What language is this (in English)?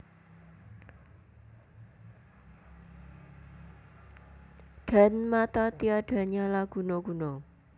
Javanese